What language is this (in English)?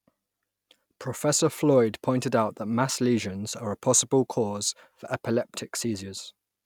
English